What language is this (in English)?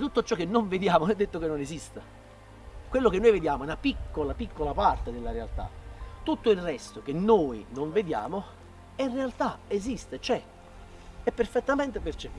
Italian